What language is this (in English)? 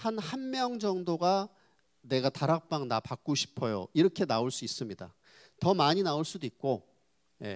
Korean